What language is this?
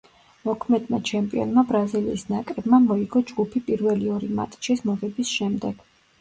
Georgian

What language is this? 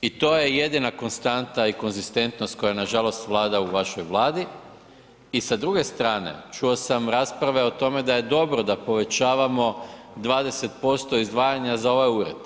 Croatian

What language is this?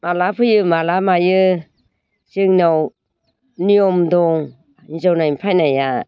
Bodo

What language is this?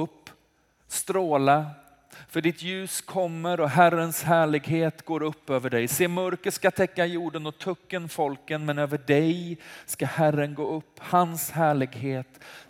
Swedish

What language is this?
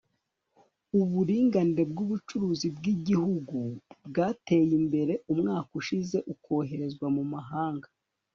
Kinyarwanda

